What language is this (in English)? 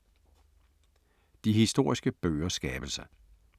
Danish